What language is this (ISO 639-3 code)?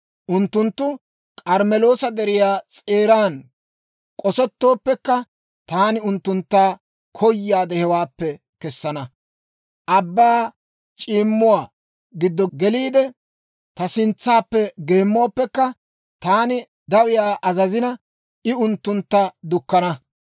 dwr